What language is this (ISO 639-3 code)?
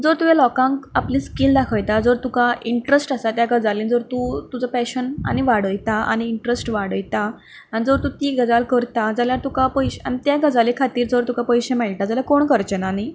kok